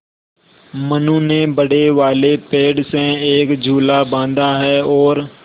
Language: Hindi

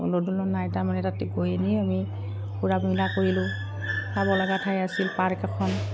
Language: Assamese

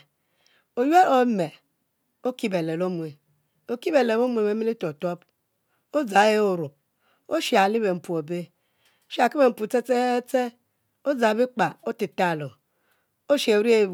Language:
Mbe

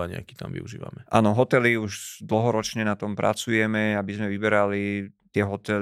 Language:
Slovak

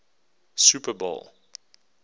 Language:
English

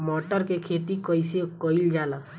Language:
Bhojpuri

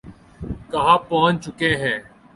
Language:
Urdu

